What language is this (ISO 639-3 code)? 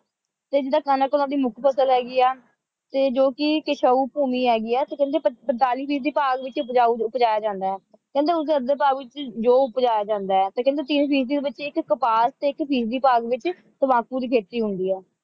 pan